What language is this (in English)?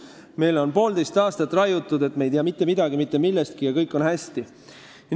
Estonian